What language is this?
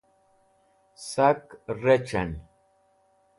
Wakhi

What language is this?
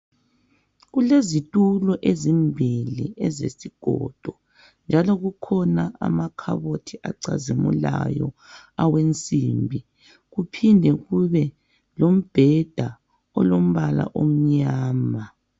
North Ndebele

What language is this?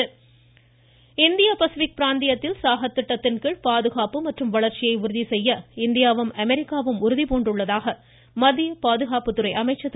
Tamil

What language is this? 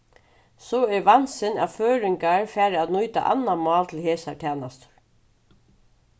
Faroese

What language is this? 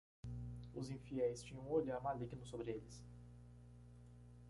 Portuguese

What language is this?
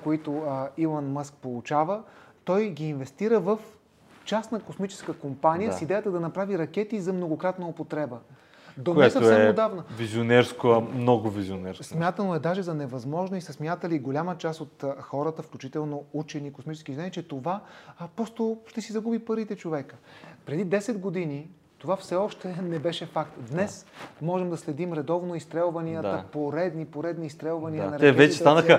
Bulgarian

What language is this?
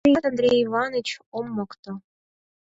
Mari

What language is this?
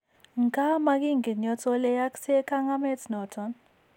Kalenjin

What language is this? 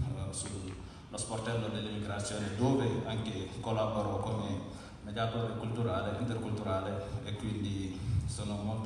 Italian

